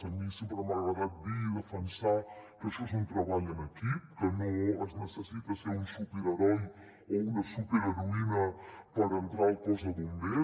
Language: Catalan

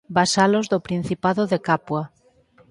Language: Galician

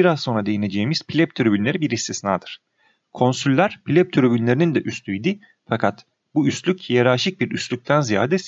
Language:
Turkish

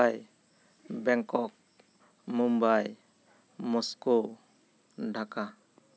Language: Santali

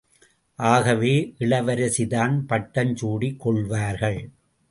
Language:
Tamil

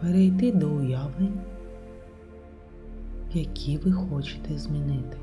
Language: Ukrainian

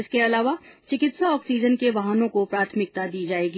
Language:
Hindi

